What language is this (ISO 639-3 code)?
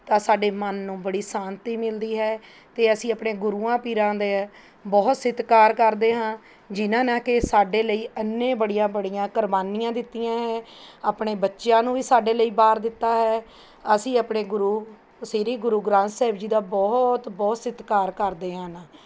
pan